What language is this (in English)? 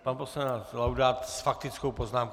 Czech